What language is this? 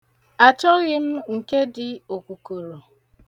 Igbo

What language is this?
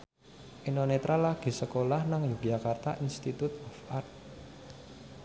Javanese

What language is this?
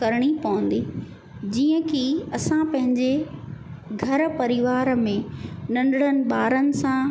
Sindhi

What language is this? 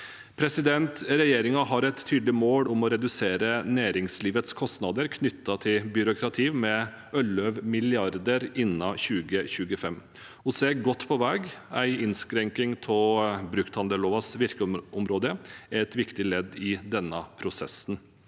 Norwegian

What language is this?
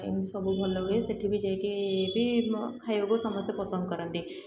Odia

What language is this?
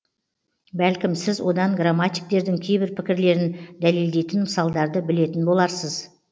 Kazakh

